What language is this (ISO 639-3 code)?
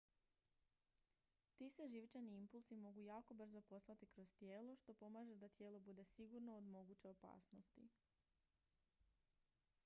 hrv